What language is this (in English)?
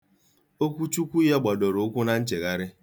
Igbo